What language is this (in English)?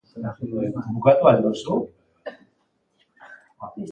Basque